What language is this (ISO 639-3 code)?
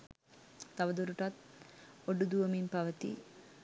sin